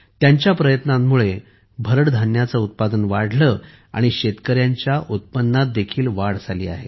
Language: Marathi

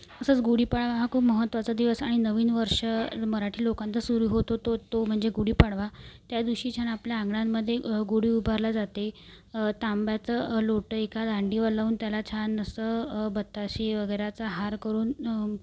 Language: Marathi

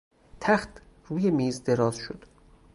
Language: Persian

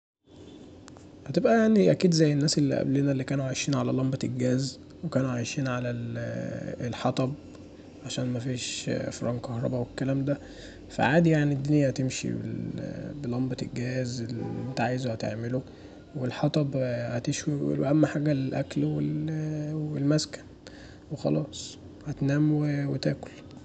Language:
Egyptian Arabic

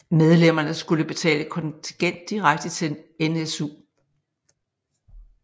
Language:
Danish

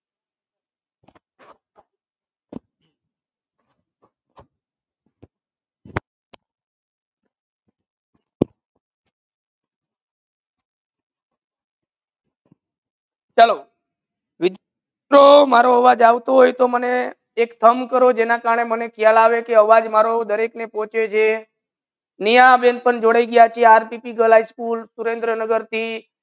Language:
Gujarati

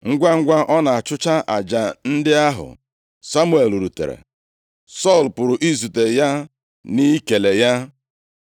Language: Igbo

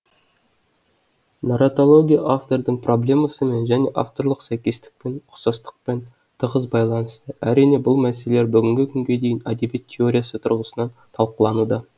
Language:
Kazakh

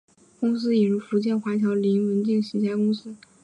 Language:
Chinese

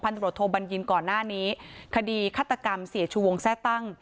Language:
Thai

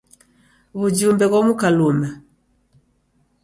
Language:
Taita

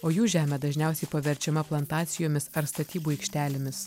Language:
Lithuanian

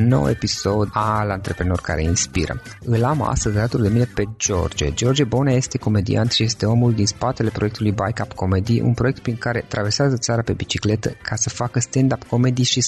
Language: Romanian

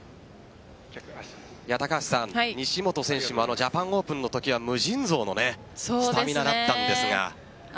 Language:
Japanese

